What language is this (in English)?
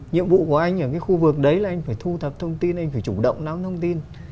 Vietnamese